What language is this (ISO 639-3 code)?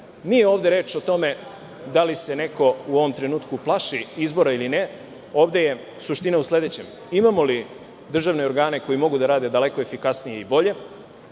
srp